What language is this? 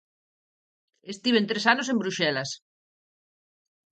Galician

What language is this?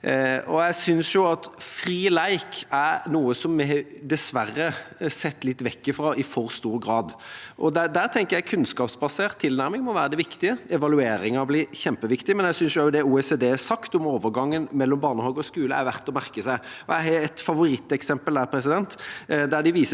Norwegian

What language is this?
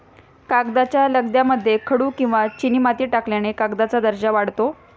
Marathi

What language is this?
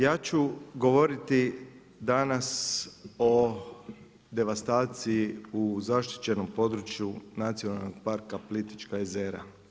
Croatian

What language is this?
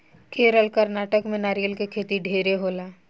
Bhojpuri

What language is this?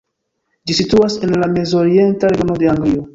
Esperanto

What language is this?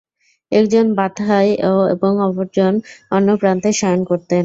Bangla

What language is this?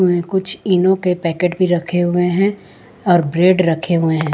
Hindi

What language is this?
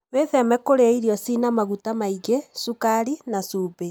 Kikuyu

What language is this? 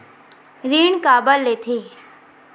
Chhattisgarhi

